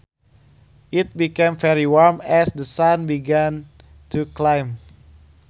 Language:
Sundanese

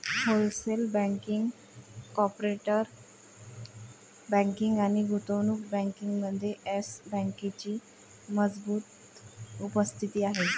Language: Marathi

